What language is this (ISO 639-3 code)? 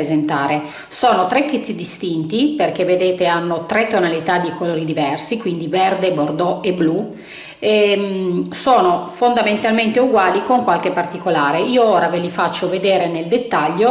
ita